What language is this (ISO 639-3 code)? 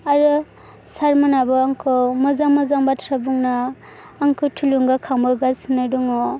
brx